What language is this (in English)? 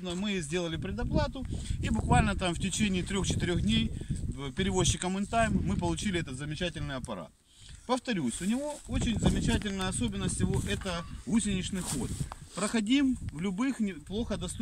Russian